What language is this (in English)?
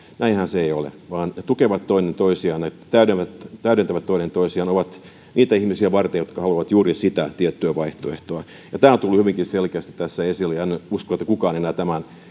Finnish